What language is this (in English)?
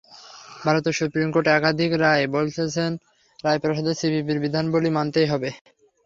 Bangla